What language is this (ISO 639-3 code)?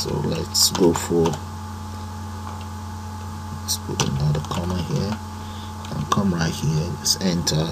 eng